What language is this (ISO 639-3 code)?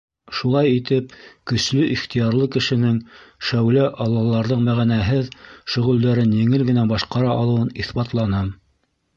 bak